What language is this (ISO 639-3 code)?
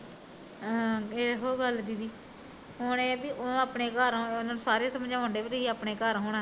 pan